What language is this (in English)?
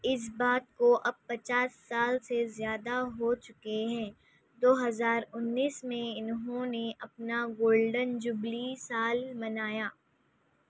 Urdu